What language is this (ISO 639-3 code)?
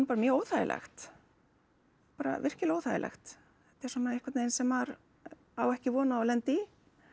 isl